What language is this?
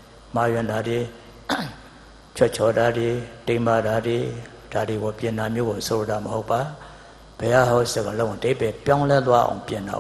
English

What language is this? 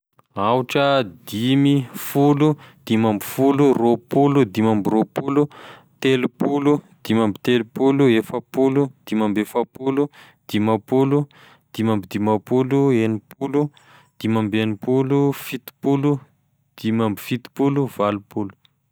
Tesaka Malagasy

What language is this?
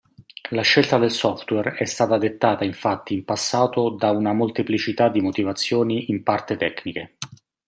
Italian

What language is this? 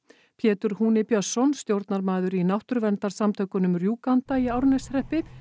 Icelandic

